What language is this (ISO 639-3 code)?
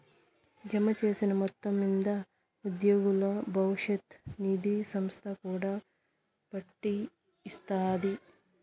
tel